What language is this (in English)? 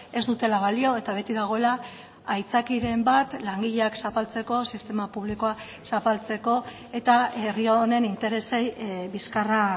Basque